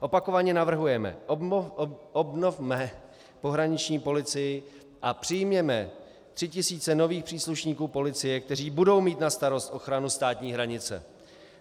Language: Czech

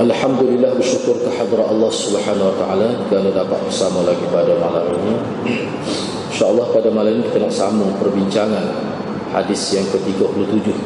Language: Malay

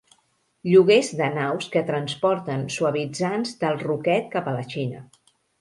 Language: Catalan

